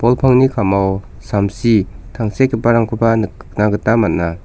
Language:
Garo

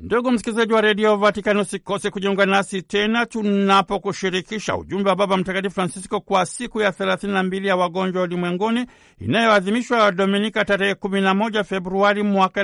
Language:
Swahili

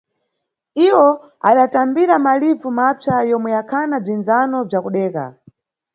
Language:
Nyungwe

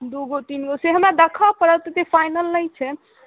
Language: Maithili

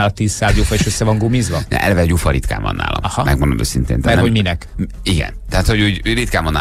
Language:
Hungarian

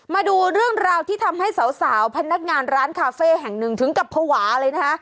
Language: Thai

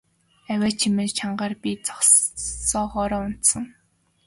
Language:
Mongolian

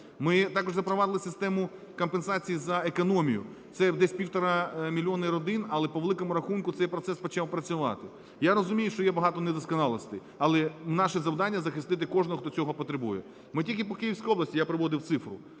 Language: Ukrainian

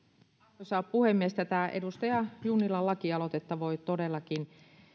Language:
Finnish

